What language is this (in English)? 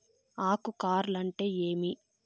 Telugu